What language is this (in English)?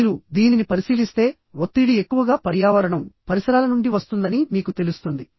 Telugu